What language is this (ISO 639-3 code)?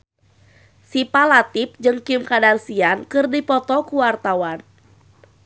sun